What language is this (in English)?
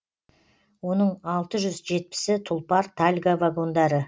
Kazakh